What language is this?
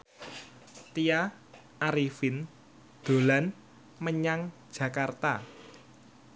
Javanese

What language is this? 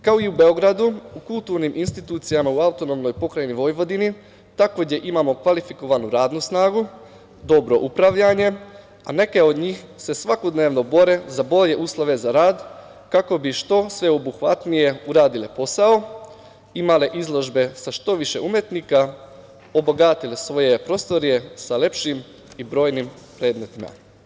Serbian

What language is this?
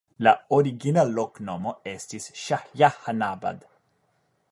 Esperanto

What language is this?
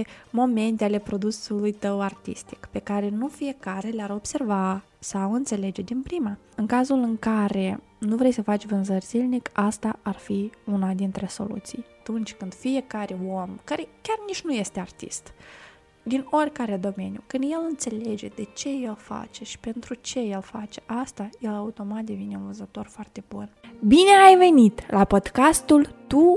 Romanian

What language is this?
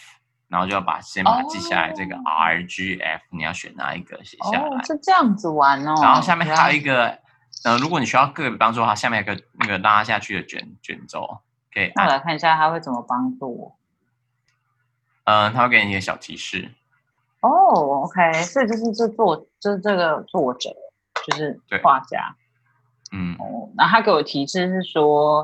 Chinese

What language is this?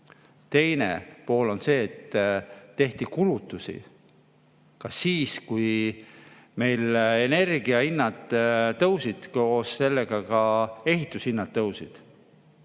Estonian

